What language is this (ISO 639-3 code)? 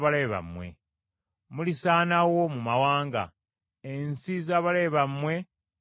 lug